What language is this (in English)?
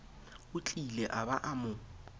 Southern Sotho